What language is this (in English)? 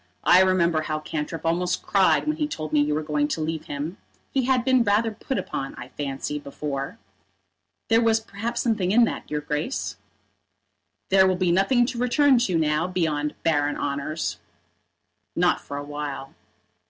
English